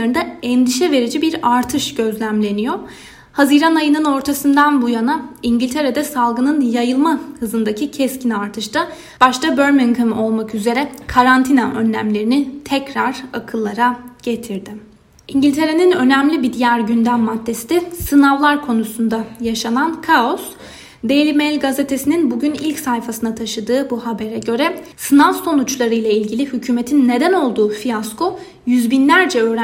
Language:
Turkish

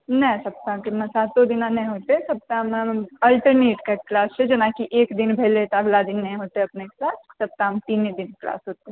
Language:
Maithili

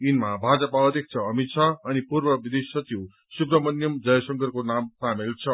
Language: Nepali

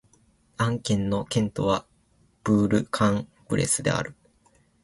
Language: Japanese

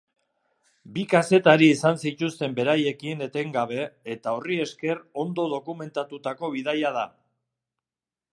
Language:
Basque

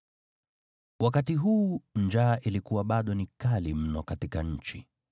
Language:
Swahili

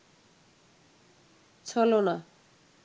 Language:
Bangla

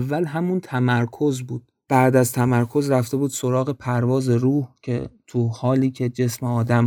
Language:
Persian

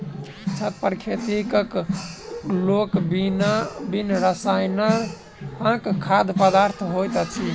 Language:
Maithili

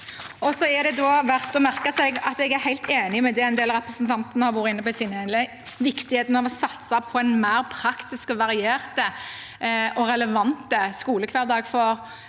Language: Norwegian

